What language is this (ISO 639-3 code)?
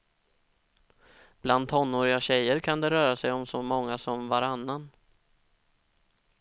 swe